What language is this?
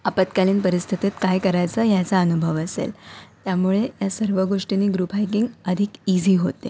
Marathi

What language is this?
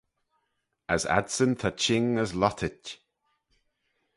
Manx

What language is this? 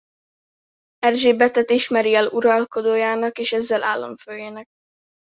Hungarian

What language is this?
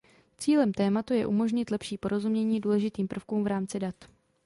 Czech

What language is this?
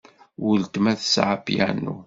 Kabyle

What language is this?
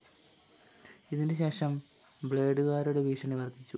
Malayalam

